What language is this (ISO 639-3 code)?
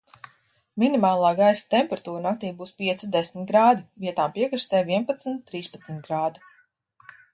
lav